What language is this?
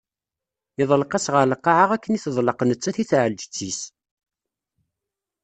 Kabyle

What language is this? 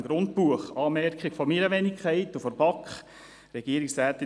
Swiss German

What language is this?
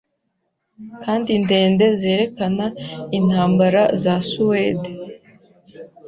Kinyarwanda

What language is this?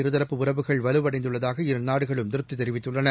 Tamil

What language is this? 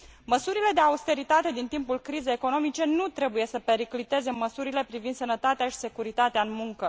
Romanian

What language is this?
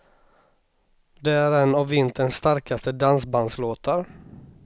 Swedish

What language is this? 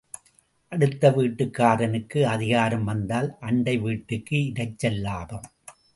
Tamil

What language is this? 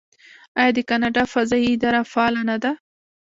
Pashto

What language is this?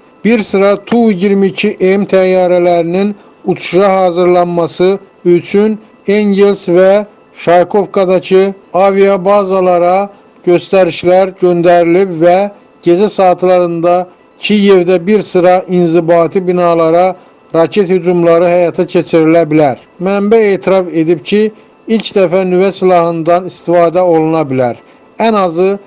Turkish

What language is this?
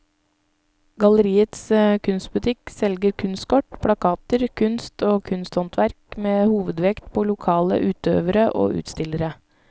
Norwegian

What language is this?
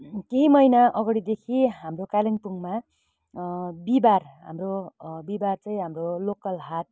Nepali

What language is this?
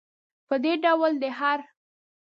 Pashto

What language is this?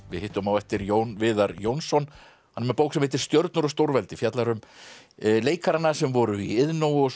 Icelandic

